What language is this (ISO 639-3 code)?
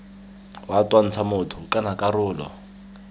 tsn